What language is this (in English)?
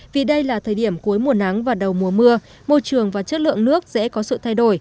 Vietnamese